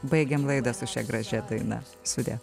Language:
Lithuanian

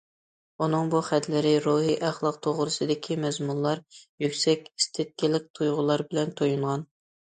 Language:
Uyghur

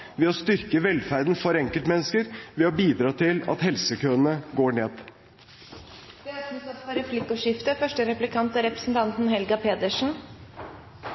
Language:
Norwegian Bokmål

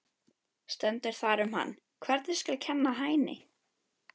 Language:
Icelandic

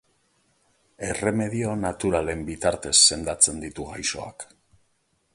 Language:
Basque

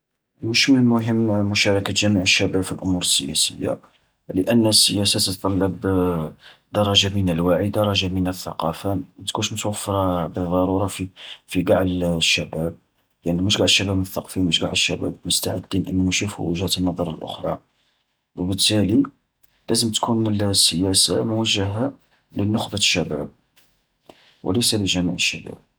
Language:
Algerian Arabic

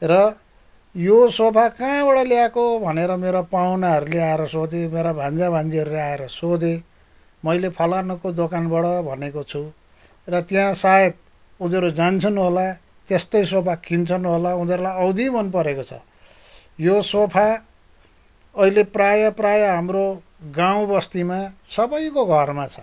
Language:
Nepali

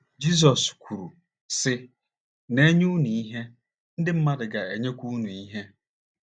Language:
Igbo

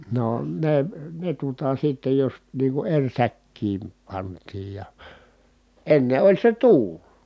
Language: Finnish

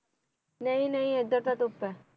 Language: Punjabi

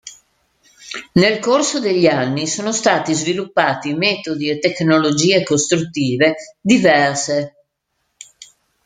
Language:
Italian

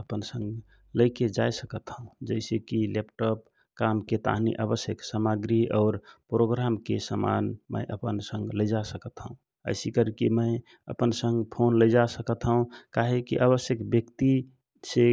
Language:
Rana Tharu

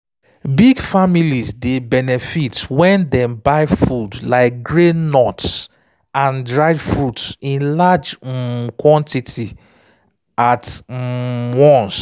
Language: Nigerian Pidgin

